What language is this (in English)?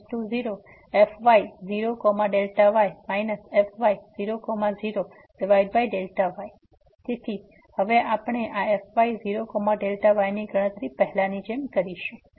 Gujarati